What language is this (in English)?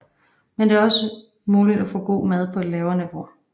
Danish